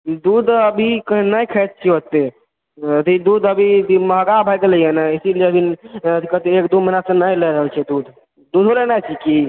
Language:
Maithili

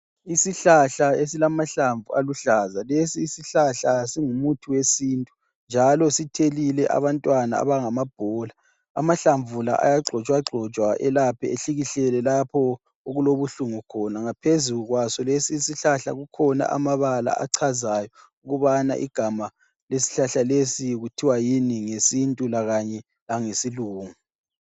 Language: North Ndebele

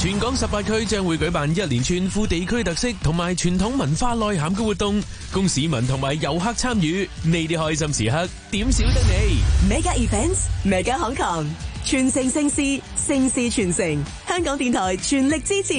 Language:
Chinese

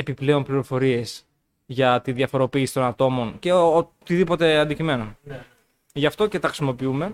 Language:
Greek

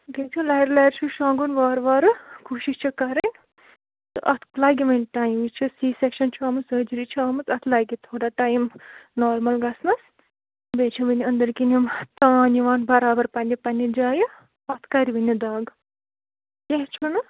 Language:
Kashmiri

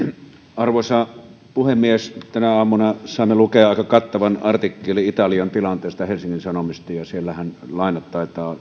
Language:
Finnish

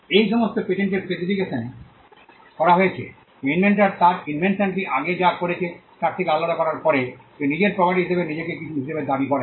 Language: Bangla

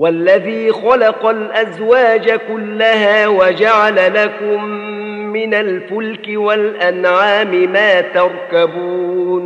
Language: Arabic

